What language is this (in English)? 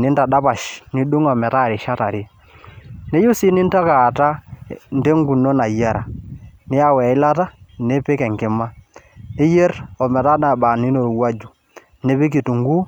Masai